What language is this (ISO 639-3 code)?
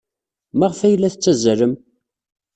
kab